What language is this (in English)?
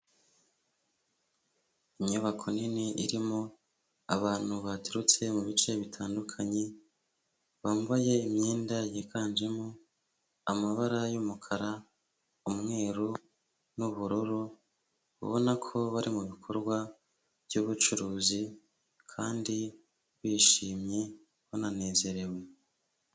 Kinyarwanda